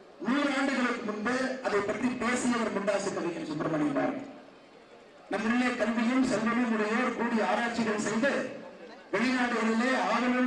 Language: Romanian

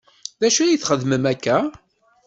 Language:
Kabyle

